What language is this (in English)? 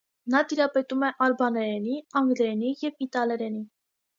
Armenian